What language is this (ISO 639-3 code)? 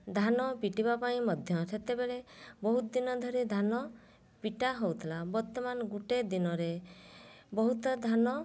ori